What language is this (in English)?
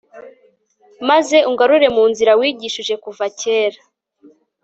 Kinyarwanda